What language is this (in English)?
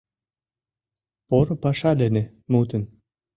Mari